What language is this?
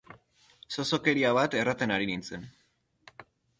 Basque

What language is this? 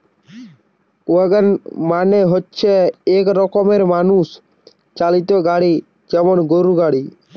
Bangla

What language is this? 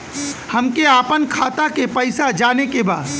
Bhojpuri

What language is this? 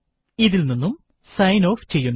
Malayalam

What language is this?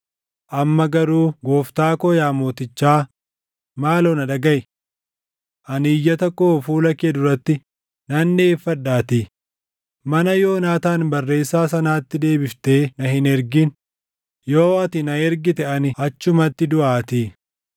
Oromo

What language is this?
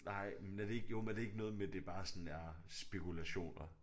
Danish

